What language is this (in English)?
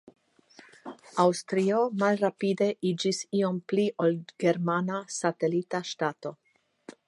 Esperanto